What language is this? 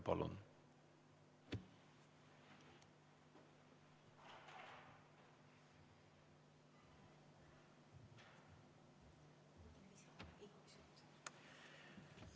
Estonian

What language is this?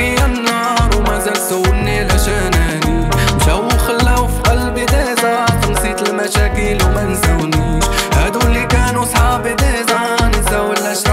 Arabic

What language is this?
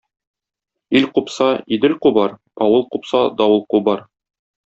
Tatar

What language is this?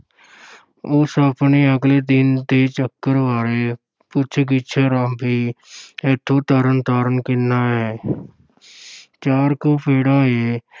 Punjabi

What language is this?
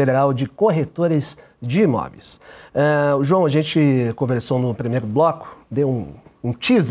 Portuguese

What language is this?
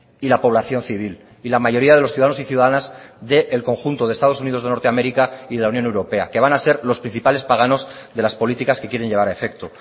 Spanish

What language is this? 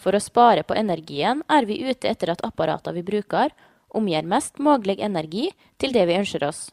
Norwegian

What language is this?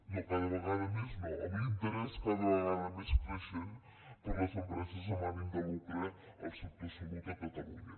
Catalan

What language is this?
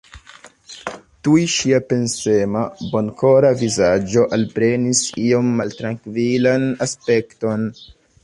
Esperanto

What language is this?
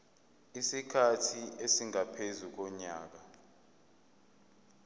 Zulu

